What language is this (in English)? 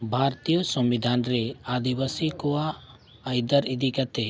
Santali